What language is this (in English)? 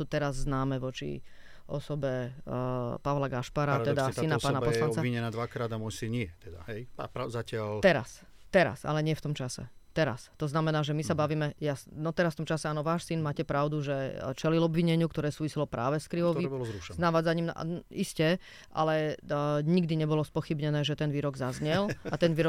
Slovak